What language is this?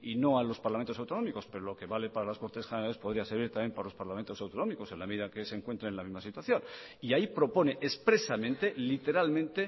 Spanish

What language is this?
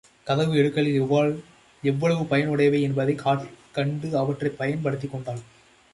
Tamil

